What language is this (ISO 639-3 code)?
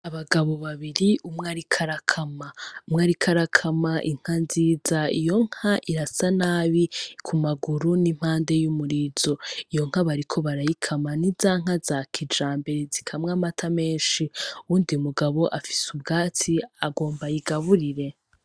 run